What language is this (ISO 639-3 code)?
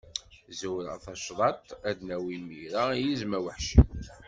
kab